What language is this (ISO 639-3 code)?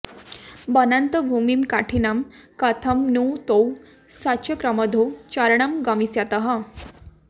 san